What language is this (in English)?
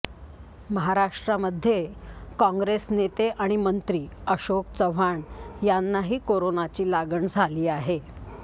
Marathi